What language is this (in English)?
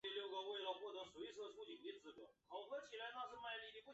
Chinese